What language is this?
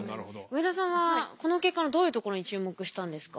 Japanese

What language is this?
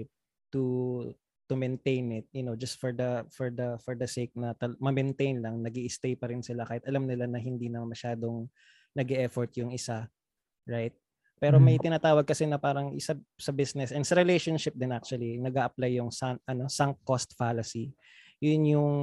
Filipino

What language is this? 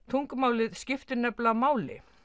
Icelandic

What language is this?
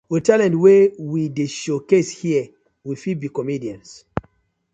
Nigerian Pidgin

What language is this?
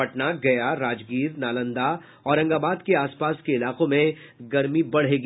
Hindi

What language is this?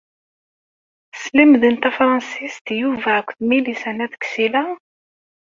Kabyle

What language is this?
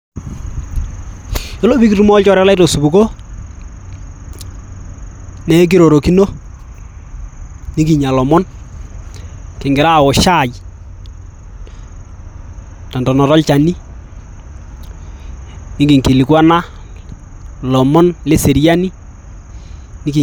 Masai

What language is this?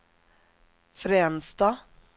Swedish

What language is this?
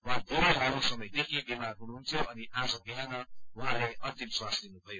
Nepali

